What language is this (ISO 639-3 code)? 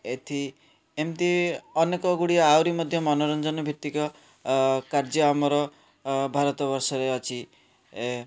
ori